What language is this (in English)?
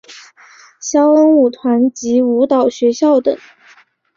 Chinese